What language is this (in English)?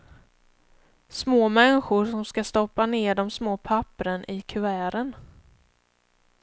Swedish